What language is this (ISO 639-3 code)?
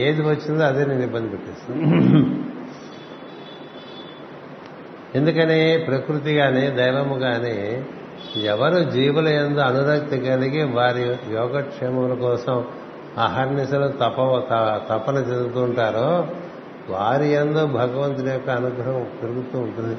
tel